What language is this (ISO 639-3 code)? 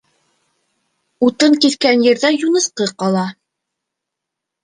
bak